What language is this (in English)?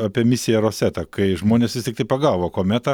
Lithuanian